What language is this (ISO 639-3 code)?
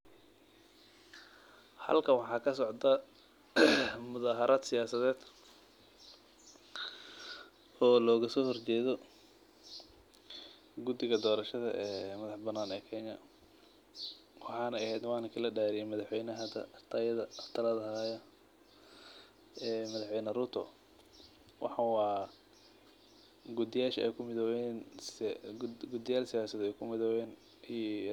som